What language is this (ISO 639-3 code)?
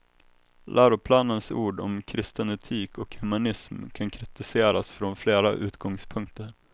swe